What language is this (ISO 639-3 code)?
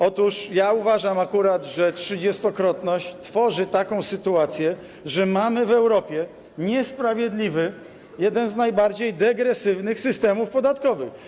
pol